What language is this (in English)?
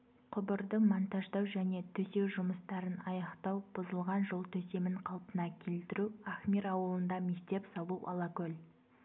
Kazakh